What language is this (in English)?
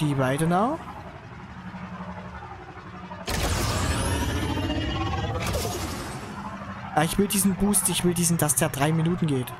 German